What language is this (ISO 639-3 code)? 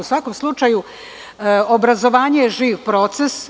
srp